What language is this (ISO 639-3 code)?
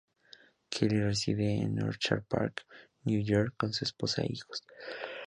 spa